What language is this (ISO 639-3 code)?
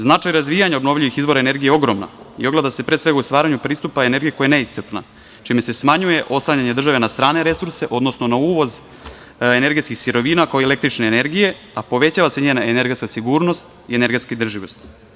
srp